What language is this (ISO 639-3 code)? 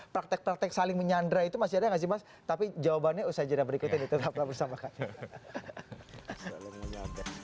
ind